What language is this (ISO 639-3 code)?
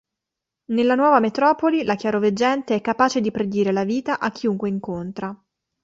ita